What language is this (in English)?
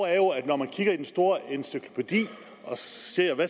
Danish